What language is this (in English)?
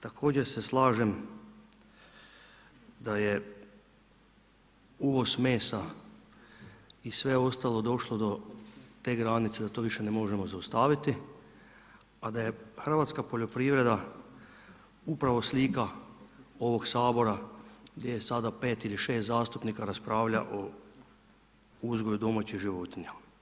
Croatian